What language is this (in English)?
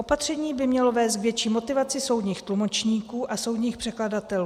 Czech